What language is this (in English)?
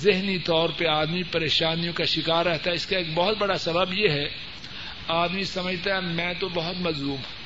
Urdu